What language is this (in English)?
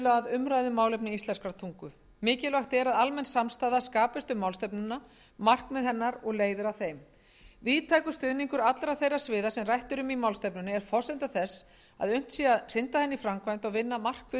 Icelandic